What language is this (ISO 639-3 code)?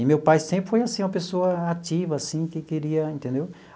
por